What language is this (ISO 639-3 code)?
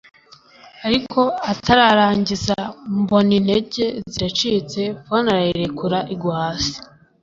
kin